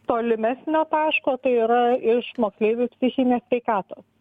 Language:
Lithuanian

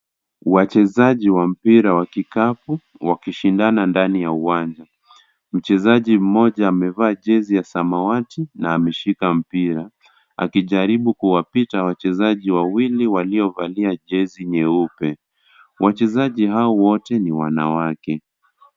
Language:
Swahili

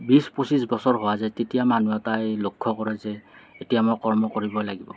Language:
Assamese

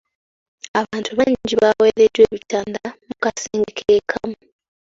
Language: Ganda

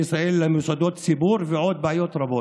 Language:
Hebrew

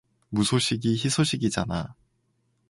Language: Korean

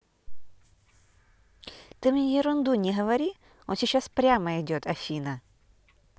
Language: Russian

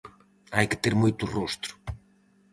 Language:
Galician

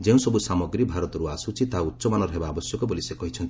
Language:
Odia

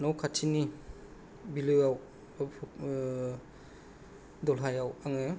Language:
Bodo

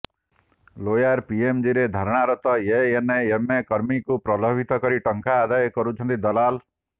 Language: Odia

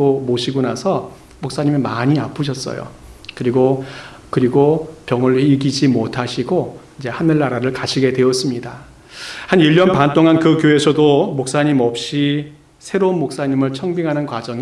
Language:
Korean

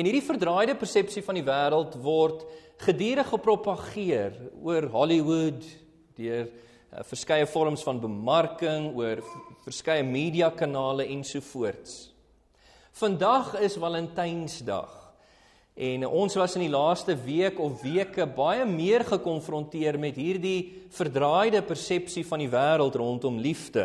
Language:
Dutch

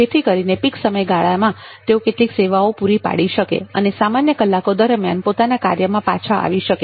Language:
Gujarati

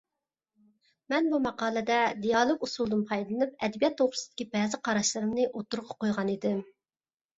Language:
Uyghur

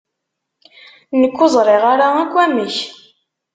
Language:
Kabyle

